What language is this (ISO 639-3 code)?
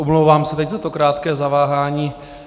ces